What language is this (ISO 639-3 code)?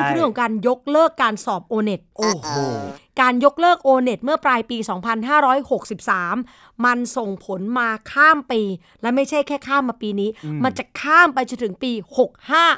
tha